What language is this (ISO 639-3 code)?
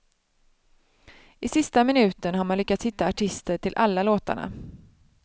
swe